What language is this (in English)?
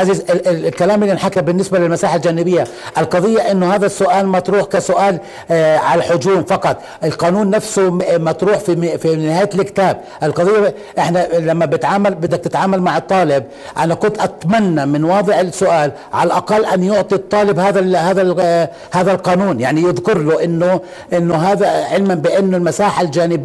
Arabic